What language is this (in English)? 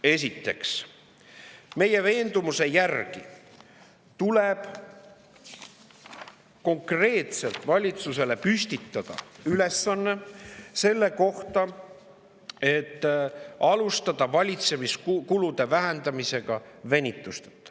Estonian